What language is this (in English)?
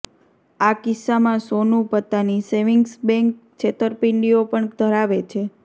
Gujarati